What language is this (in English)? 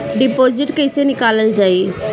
Bhojpuri